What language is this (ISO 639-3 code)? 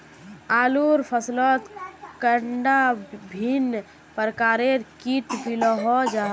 mag